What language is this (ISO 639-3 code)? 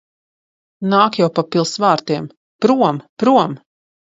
lav